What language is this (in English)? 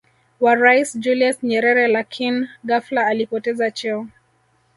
Swahili